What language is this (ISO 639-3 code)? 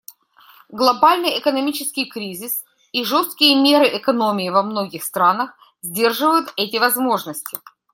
rus